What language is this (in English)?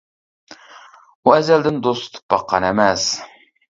Uyghur